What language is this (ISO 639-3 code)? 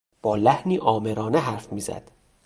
fas